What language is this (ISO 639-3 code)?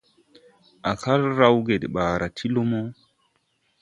tui